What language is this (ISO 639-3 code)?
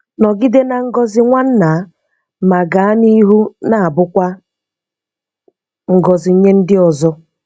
ibo